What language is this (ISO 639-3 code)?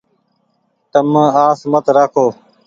gig